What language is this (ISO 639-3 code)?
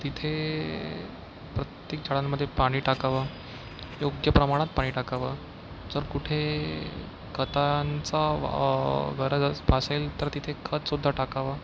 mar